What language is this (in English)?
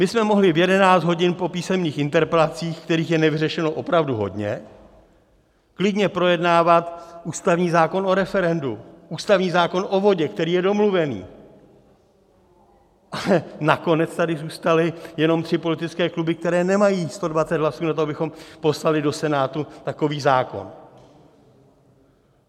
Czech